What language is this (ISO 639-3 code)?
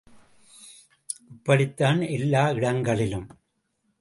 tam